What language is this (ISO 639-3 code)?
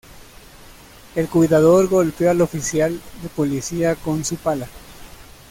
spa